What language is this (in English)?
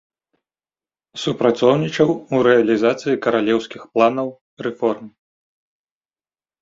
Belarusian